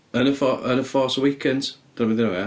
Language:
Welsh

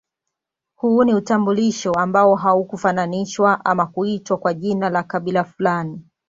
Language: Swahili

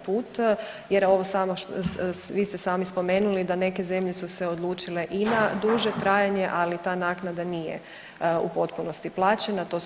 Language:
Croatian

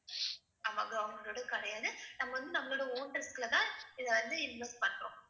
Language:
Tamil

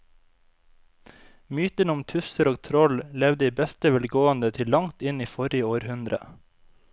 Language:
Norwegian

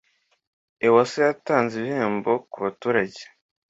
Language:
Kinyarwanda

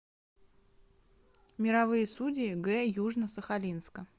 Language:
Russian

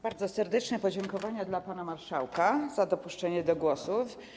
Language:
Polish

